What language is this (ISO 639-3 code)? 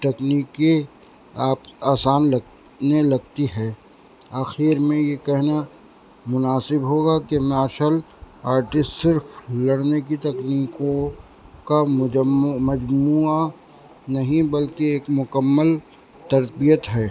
urd